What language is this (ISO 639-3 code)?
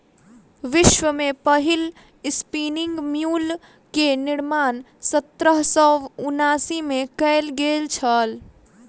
mai